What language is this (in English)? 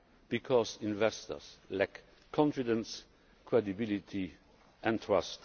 English